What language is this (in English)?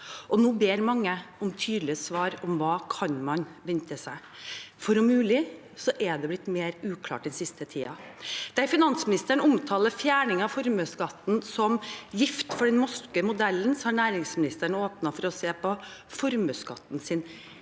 Norwegian